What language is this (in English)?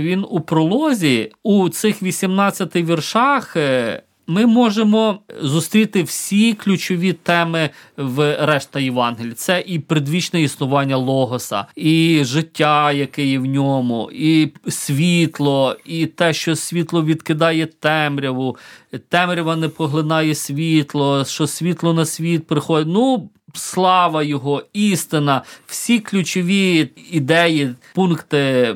Ukrainian